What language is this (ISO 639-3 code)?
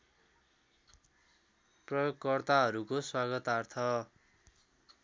nep